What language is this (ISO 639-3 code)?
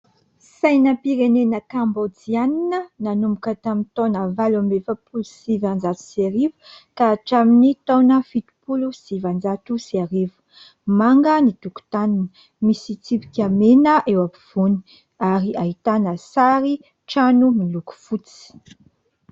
mlg